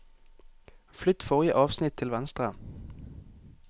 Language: Norwegian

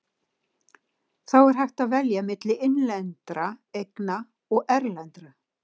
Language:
Icelandic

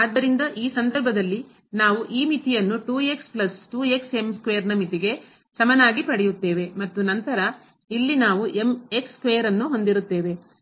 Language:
Kannada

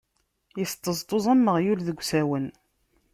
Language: Kabyle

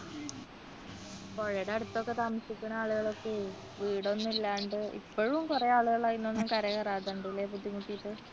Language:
Malayalam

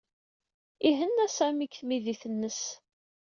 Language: Kabyle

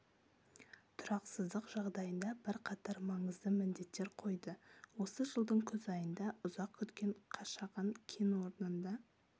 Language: Kazakh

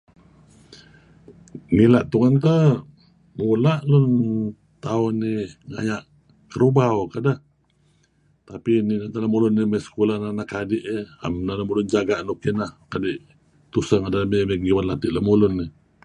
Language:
Kelabit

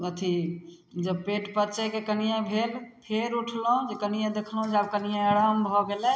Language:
Maithili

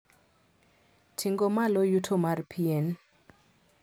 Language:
Luo (Kenya and Tanzania)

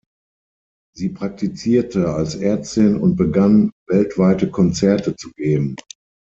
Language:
German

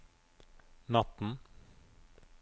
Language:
Norwegian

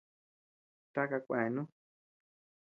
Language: Tepeuxila Cuicatec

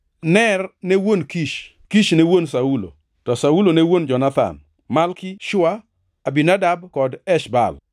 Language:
Luo (Kenya and Tanzania)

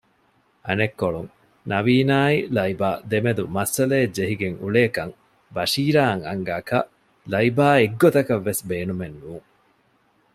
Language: Divehi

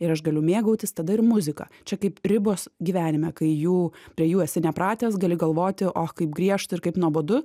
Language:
Lithuanian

